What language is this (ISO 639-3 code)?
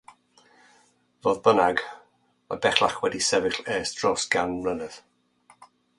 cym